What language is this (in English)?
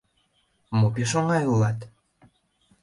Mari